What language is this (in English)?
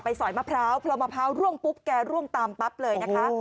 Thai